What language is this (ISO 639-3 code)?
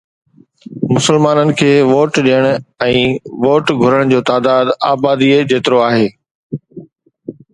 snd